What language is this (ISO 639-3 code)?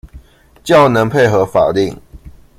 zho